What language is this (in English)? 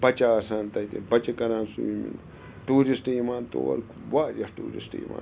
Kashmiri